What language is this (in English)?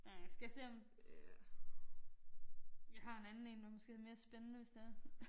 Danish